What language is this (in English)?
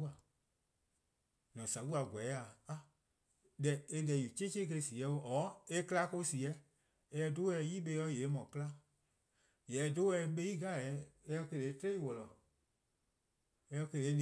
Eastern Krahn